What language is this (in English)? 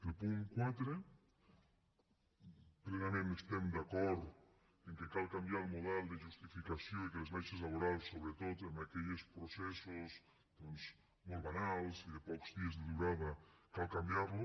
Catalan